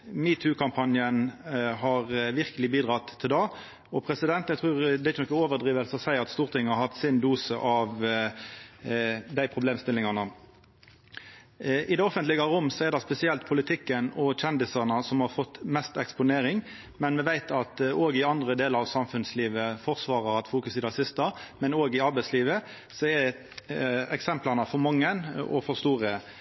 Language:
Norwegian Nynorsk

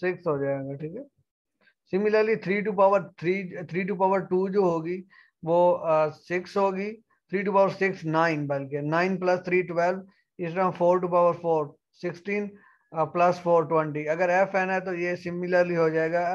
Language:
Hindi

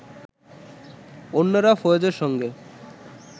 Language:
Bangla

